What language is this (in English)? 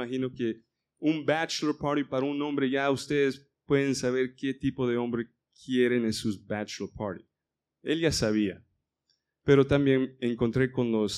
Spanish